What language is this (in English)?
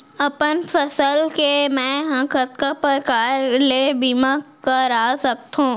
Chhattisgarhi